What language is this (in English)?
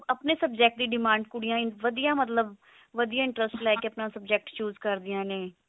Punjabi